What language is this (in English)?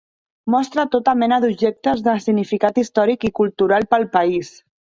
Catalan